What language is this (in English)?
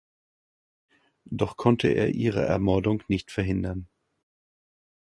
German